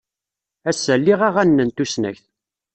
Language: Kabyle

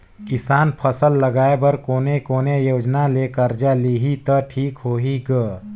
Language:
Chhattisgarhi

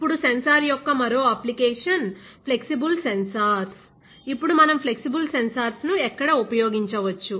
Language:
Telugu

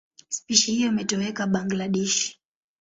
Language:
Swahili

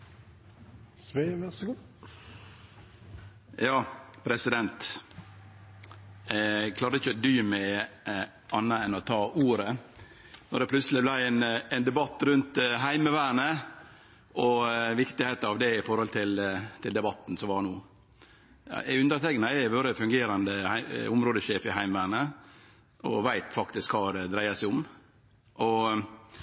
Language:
Norwegian Nynorsk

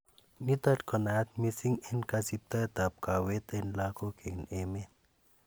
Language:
Kalenjin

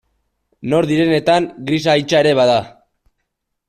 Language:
Basque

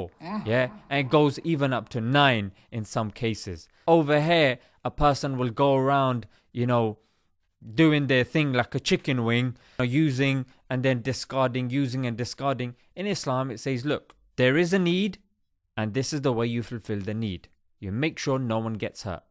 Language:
English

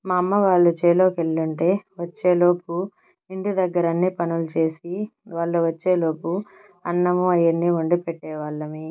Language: Telugu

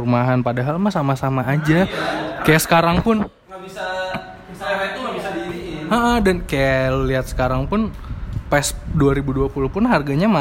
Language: Indonesian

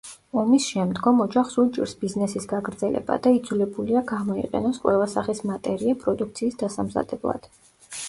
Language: Georgian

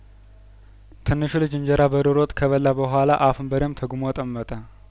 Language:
Amharic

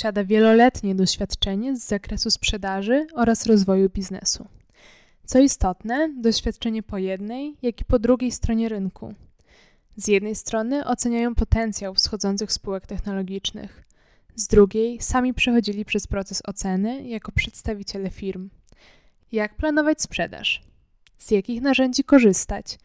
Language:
Polish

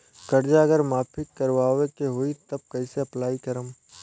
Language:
Bhojpuri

